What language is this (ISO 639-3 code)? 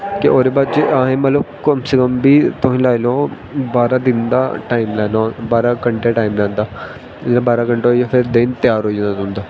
doi